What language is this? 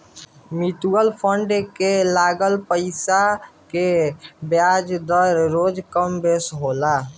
Bhojpuri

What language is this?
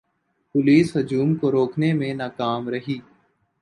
Urdu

